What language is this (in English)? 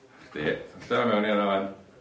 Welsh